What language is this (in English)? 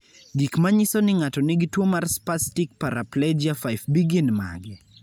Luo (Kenya and Tanzania)